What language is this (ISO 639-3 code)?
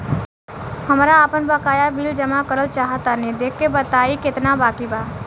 bho